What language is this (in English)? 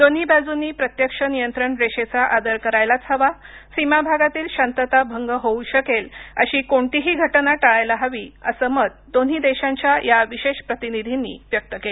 Marathi